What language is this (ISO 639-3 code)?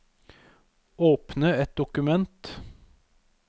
nor